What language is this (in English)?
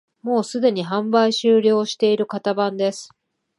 Japanese